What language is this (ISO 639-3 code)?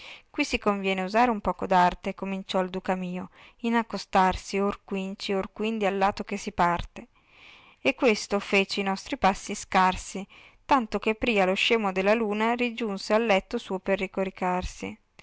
ita